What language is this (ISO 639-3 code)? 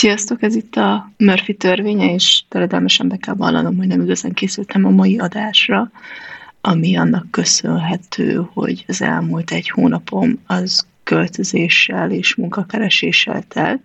hun